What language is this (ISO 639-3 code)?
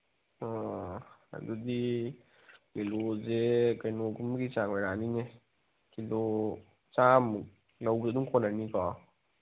mni